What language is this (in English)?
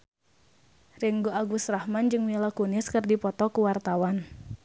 Sundanese